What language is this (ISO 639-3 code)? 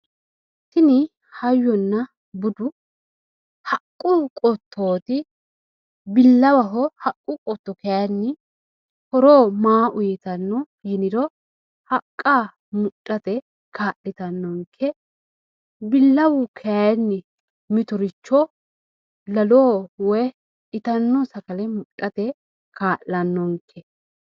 sid